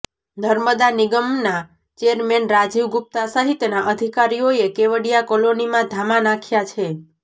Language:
Gujarati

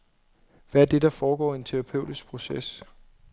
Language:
Danish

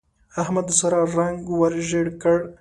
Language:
Pashto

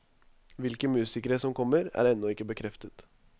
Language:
Norwegian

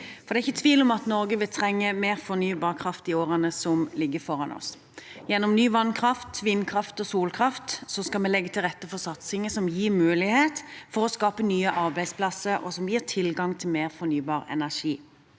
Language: Norwegian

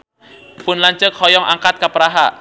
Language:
Sundanese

